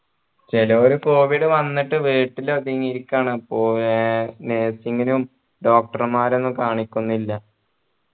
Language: Malayalam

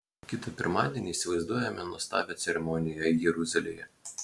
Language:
Lithuanian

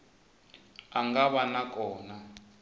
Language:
Tsonga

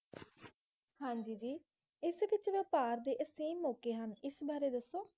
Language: Punjabi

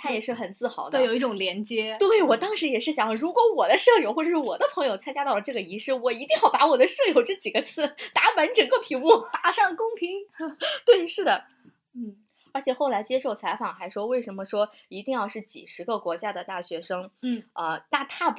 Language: Chinese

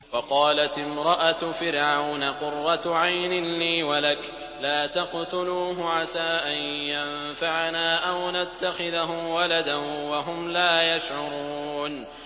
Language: Arabic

